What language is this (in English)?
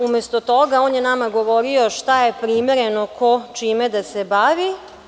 Serbian